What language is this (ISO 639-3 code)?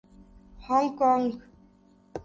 urd